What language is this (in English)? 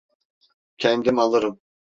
Turkish